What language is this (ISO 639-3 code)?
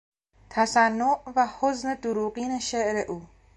fas